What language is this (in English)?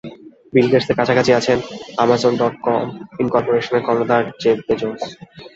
Bangla